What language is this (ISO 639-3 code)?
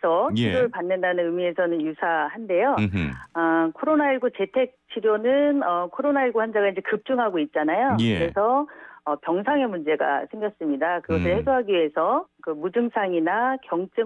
kor